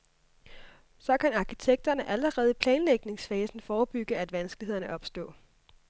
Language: Danish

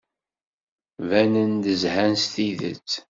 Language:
Kabyle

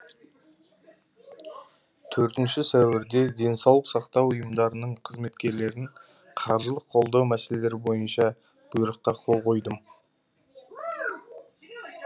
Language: Kazakh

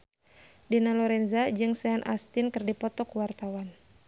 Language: Sundanese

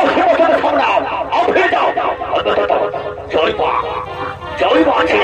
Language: Bangla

